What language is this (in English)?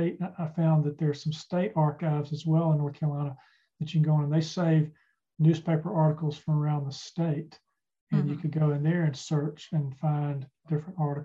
English